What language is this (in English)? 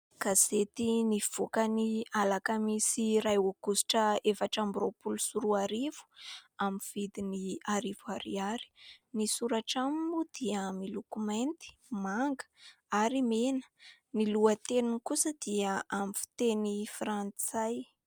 Malagasy